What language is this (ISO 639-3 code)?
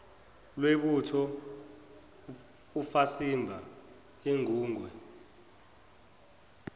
zul